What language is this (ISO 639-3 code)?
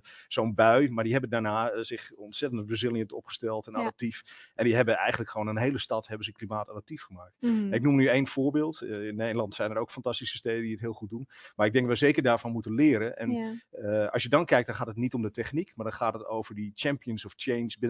nld